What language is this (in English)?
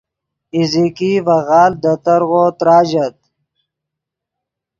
Yidgha